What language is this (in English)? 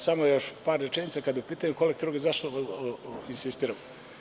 Serbian